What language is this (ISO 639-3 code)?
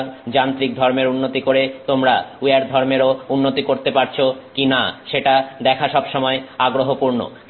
ben